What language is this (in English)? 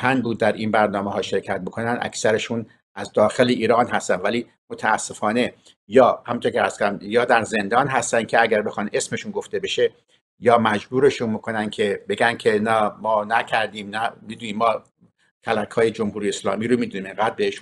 Persian